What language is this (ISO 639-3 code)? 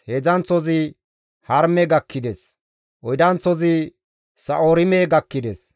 gmv